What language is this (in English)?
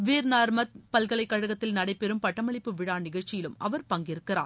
Tamil